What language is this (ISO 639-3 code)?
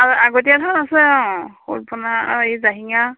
asm